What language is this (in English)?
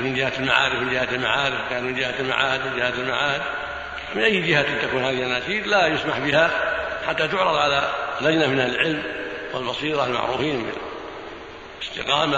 Arabic